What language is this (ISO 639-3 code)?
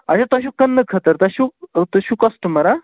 kas